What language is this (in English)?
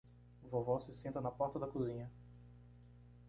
Portuguese